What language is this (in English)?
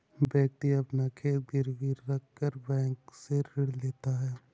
Hindi